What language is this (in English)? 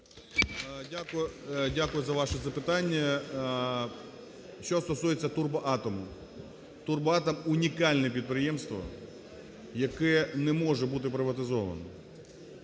Ukrainian